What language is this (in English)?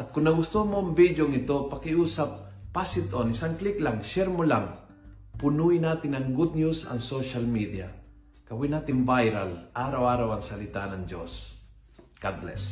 Filipino